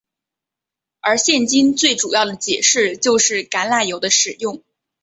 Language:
Chinese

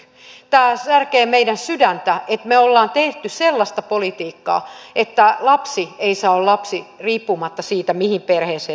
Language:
Finnish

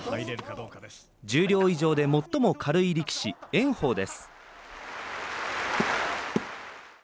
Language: Japanese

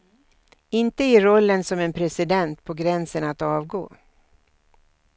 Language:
Swedish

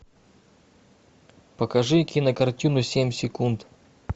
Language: Russian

